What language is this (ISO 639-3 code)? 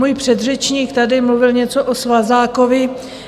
ces